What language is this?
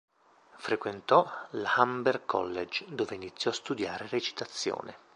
Italian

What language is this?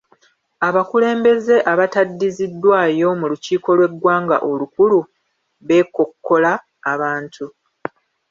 Ganda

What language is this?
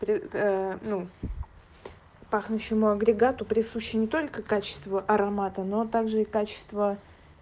Russian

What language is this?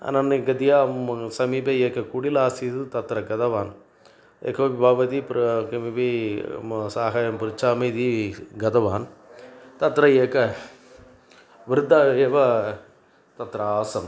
Sanskrit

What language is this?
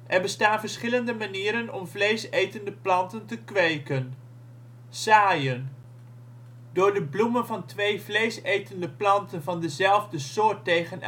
Dutch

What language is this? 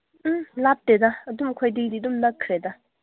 Manipuri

